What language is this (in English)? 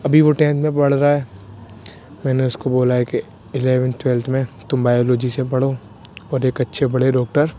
Urdu